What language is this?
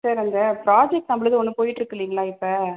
Tamil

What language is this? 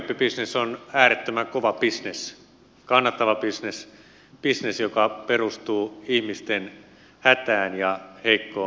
Finnish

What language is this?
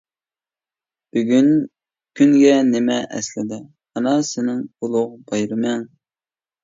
Uyghur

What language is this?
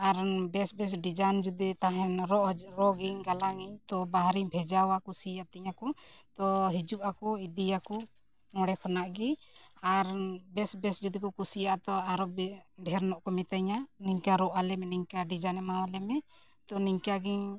Santali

